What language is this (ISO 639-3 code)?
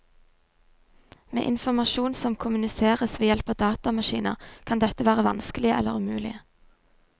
nor